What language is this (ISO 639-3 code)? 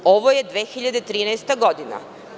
srp